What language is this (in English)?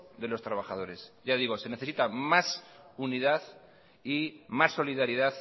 Spanish